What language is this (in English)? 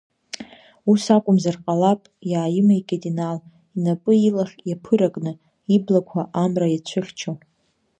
Abkhazian